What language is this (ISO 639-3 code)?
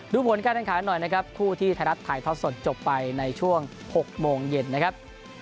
tha